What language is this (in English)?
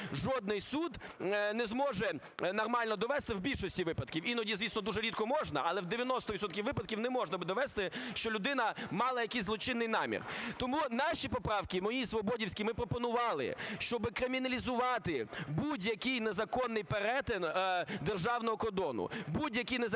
Ukrainian